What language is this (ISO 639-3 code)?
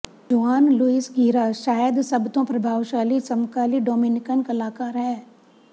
pan